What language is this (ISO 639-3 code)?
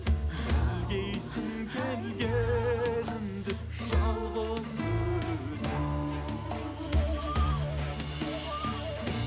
kaz